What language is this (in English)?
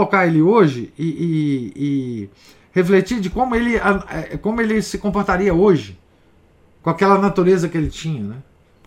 Portuguese